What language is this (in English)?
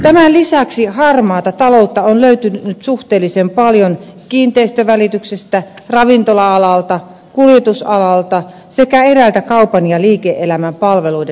Finnish